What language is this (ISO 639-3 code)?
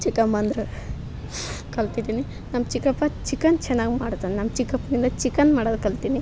kan